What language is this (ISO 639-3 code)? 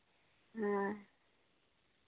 sat